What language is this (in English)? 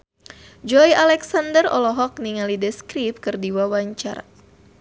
Sundanese